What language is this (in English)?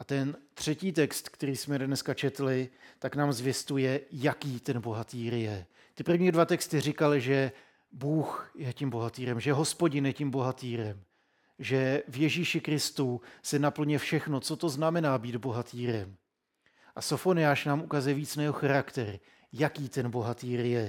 Czech